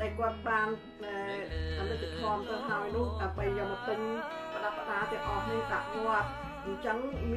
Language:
Thai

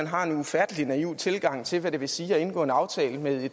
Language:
Danish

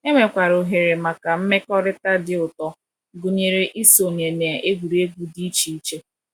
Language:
Igbo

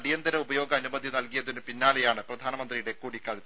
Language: Malayalam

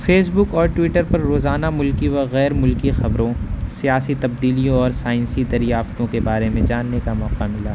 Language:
Urdu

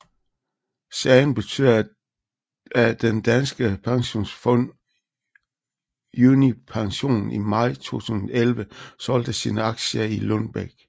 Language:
Danish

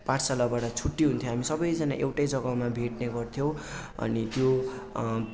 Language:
Nepali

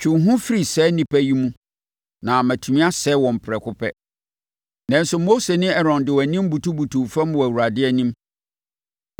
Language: Akan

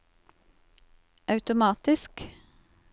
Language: Norwegian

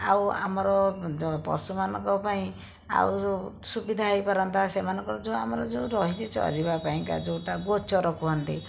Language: Odia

